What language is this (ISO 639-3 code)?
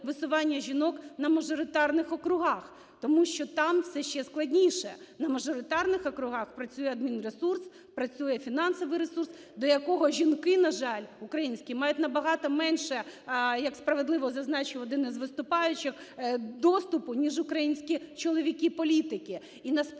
ukr